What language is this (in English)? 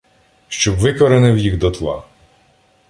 Ukrainian